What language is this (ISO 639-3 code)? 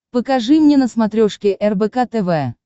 rus